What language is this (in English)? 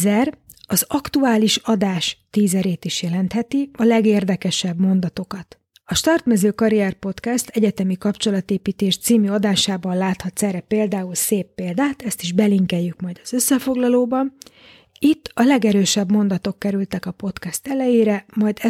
Hungarian